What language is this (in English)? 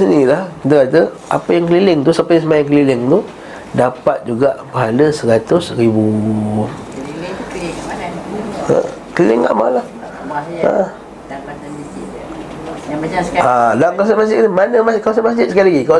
Malay